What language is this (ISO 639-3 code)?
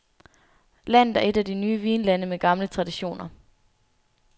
dan